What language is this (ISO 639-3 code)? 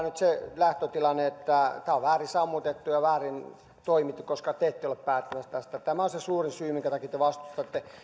fin